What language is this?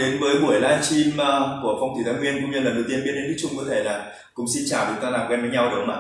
Vietnamese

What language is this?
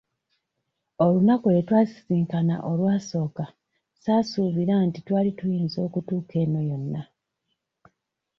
Ganda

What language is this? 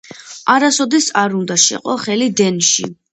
Georgian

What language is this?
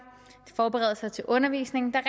Danish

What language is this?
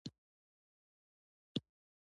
Pashto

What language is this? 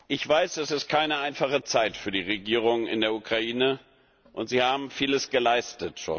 German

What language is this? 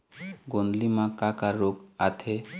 Chhattisgarhi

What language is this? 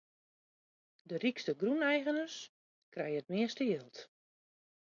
Western Frisian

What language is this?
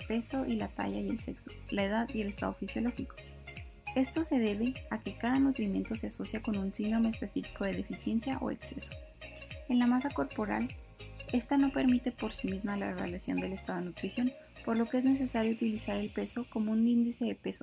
Spanish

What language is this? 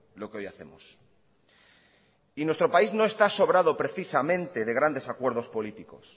Spanish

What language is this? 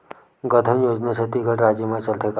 Chhattisgarhi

